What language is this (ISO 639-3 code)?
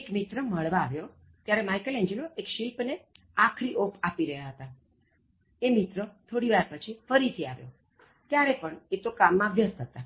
guj